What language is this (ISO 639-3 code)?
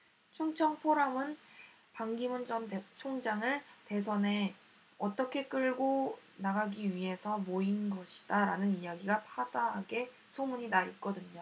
kor